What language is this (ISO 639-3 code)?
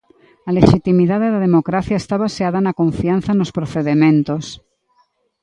glg